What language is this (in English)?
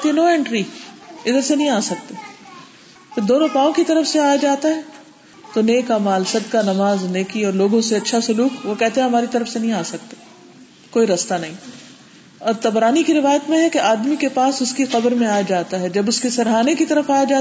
Urdu